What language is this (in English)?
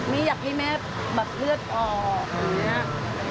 Thai